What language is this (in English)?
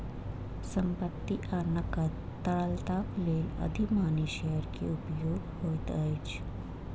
Maithili